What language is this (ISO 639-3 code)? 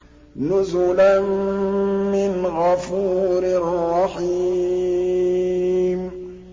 ara